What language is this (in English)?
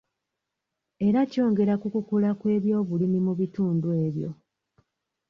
Ganda